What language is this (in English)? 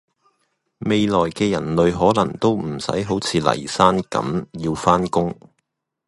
Cantonese